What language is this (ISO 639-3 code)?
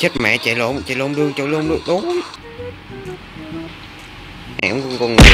vie